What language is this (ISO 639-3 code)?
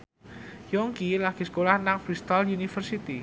jav